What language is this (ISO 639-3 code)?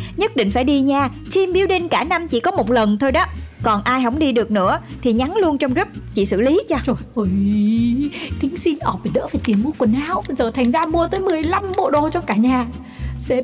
vie